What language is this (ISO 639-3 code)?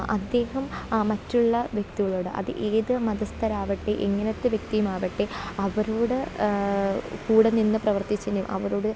mal